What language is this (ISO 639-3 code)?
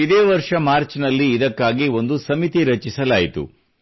kan